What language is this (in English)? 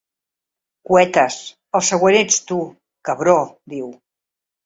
Catalan